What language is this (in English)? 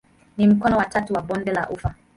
Swahili